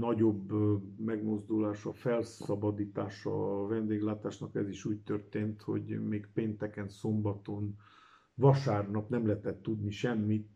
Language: Hungarian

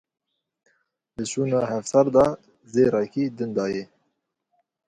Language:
Kurdish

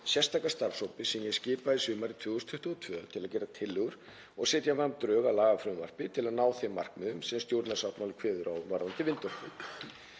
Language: Icelandic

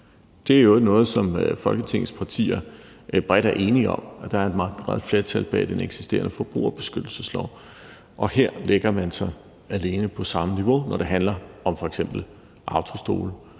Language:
Danish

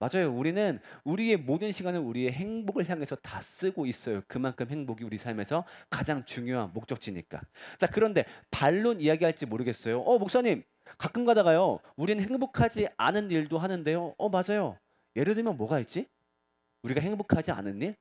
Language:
Korean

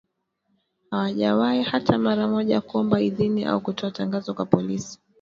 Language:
Swahili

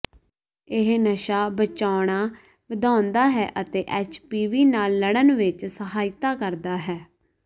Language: Punjabi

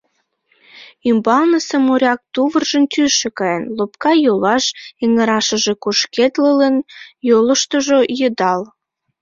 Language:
Mari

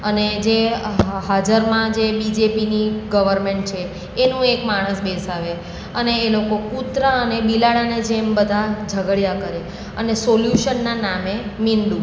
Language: Gujarati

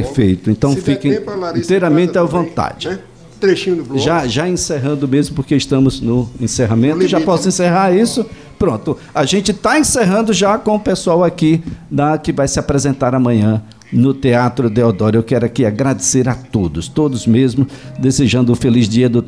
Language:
Portuguese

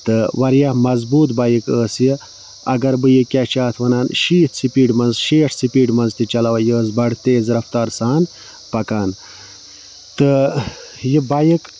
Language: Kashmiri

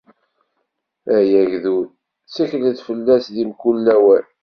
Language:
Kabyle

